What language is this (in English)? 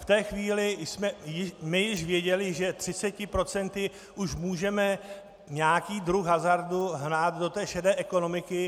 Czech